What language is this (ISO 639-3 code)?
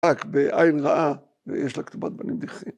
heb